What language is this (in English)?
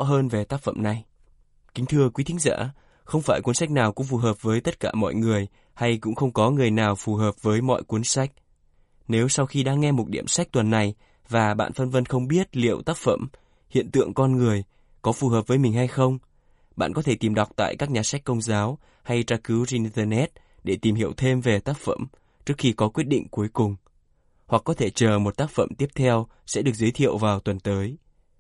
Vietnamese